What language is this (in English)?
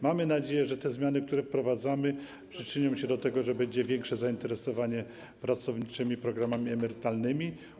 Polish